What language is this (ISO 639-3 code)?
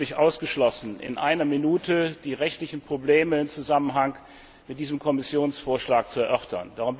deu